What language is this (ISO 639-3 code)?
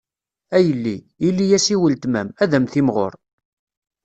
kab